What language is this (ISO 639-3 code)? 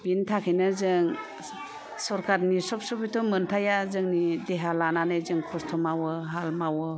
brx